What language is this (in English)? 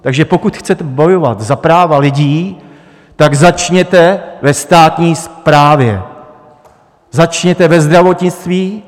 Czech